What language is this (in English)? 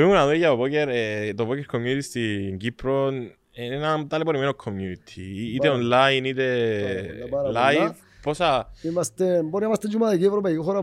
Greek